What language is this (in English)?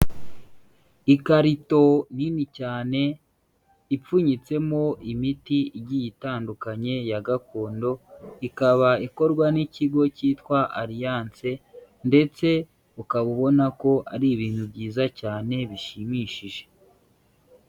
Kinyarwanda